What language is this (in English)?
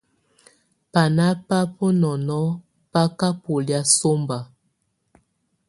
Tunen